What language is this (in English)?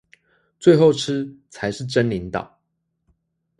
Chinese